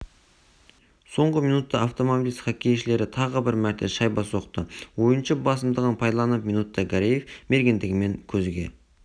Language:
Kazakh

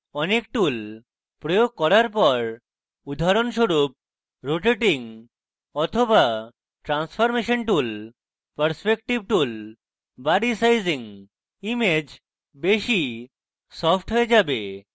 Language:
Bangla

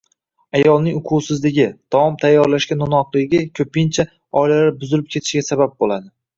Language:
Uzbek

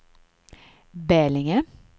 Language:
Swedish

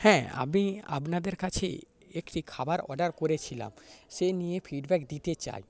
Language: Bangla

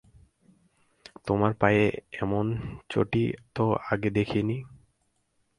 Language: Bangla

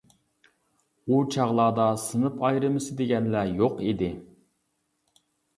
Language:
Uyghur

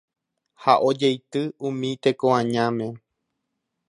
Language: Guarani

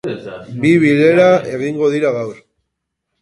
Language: Basque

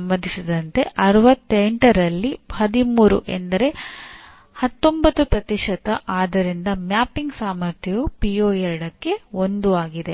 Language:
Kannada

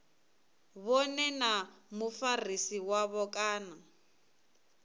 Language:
Venda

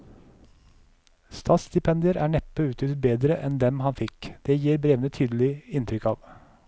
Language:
Norwegian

